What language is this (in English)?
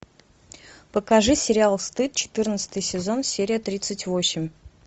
Russian